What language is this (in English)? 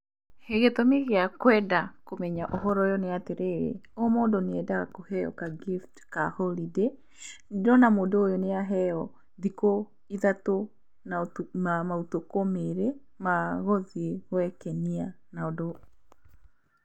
Kikuyu